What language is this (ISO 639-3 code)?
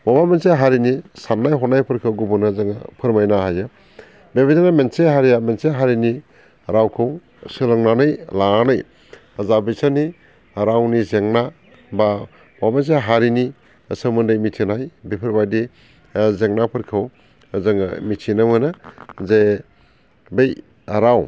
brx